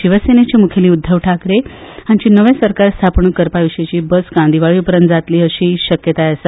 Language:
Konkani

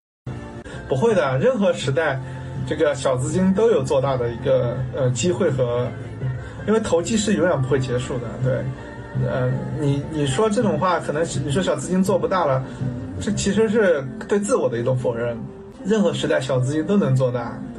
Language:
Chinese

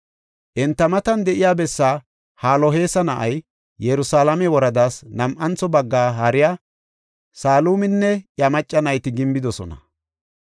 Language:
Gofa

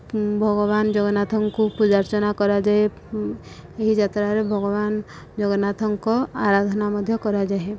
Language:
Odia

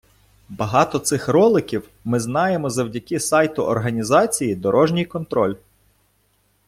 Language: Ukrainian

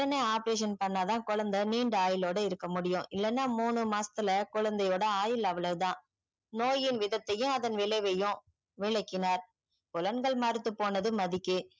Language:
Tamil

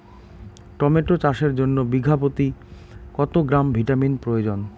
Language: Bangla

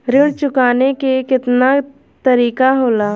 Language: Bhojpuri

